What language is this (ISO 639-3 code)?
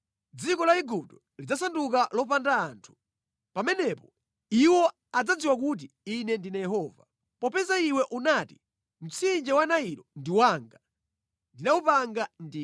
nya